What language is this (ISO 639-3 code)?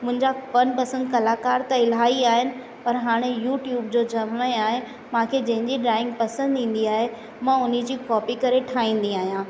snd